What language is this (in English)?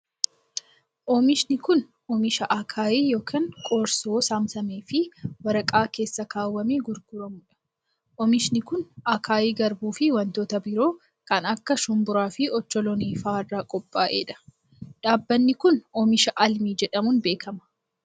Oromo